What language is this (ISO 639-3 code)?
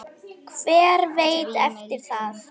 isl